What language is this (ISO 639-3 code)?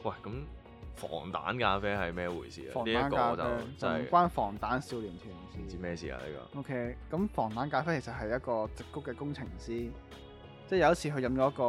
zho